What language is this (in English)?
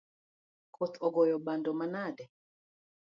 Luo (Kenya and Tanzania)